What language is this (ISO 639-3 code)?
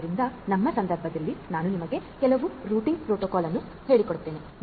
kan